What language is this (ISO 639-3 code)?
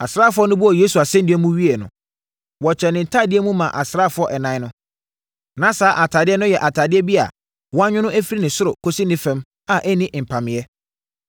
aka